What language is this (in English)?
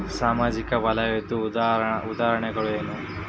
Kannada